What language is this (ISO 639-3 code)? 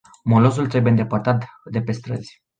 ron